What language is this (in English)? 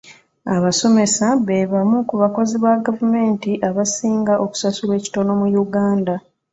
Ganda